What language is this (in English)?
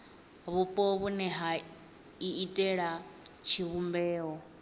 Venda